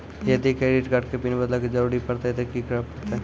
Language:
Maithili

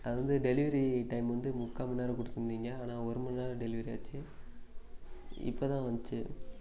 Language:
Tamil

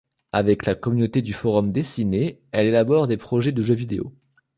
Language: French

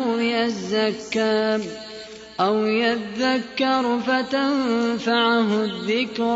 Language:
Arabic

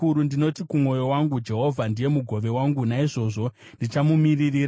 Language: Shona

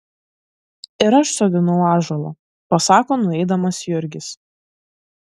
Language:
Lithuanian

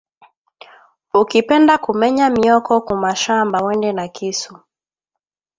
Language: Swahili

